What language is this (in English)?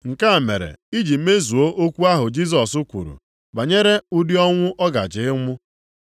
Igbo